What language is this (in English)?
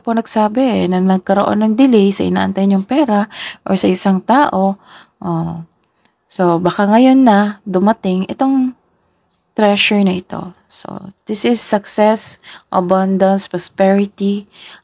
Filipino